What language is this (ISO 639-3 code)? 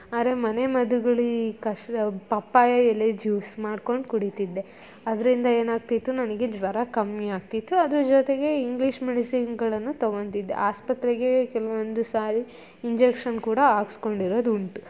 kan